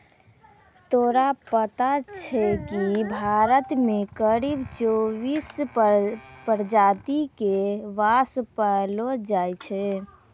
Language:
Maithili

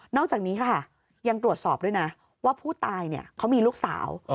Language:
Thai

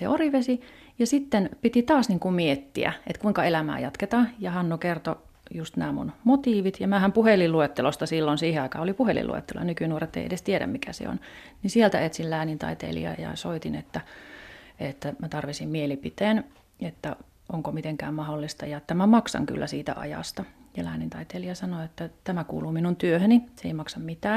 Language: Finnish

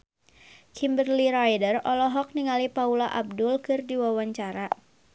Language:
Sundanese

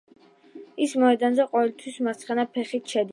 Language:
Georgian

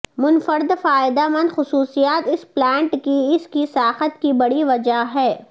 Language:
Urdu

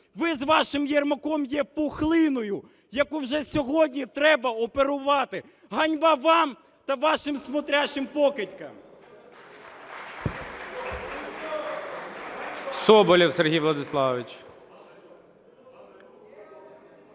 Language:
Ukrainian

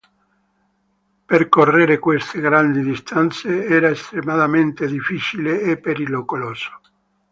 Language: Italian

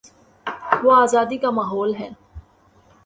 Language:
Urdu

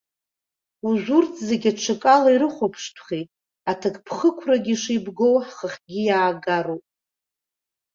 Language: Abkhazian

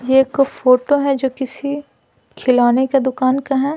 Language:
Hindi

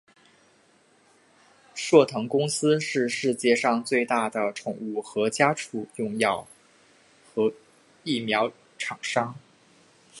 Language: Chinese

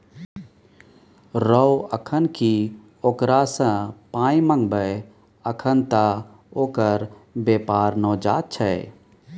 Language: Maithili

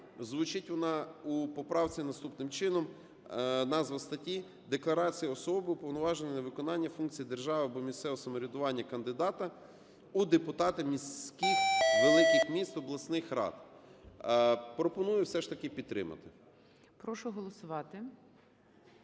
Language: Ukrainian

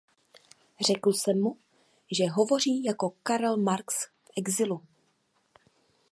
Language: Czech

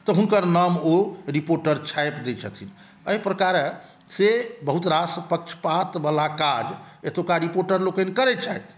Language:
Maithili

